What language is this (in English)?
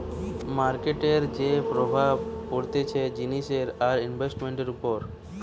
Bangla